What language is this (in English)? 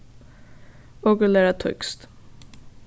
Faroese